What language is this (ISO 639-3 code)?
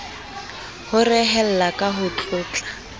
sot